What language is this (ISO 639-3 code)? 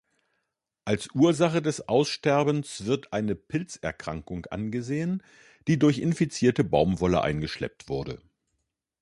deu